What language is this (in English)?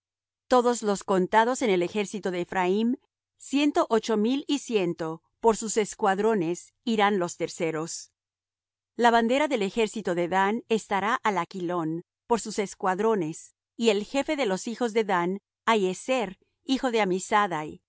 Spanish